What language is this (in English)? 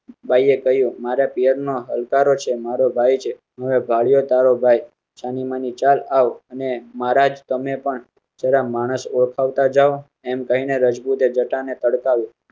Gujarati